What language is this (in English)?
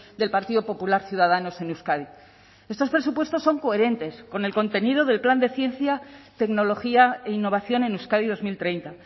Spanish